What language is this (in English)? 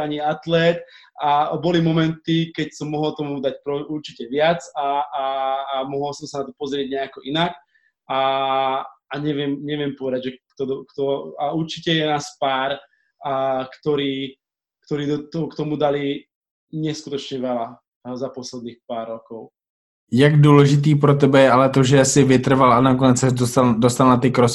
Slovak